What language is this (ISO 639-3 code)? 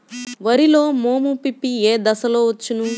tel